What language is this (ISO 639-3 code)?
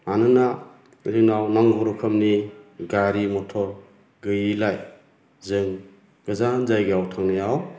brx